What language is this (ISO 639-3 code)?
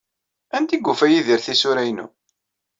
kab